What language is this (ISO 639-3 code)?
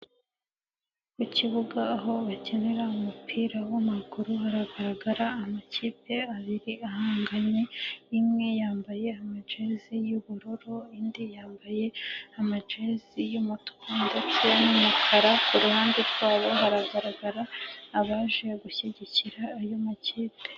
kin